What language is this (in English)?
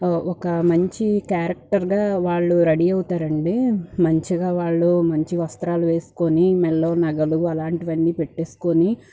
Telugu